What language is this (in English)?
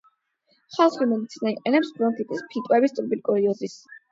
Georgian